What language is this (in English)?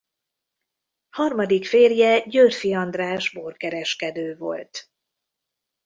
Hungarian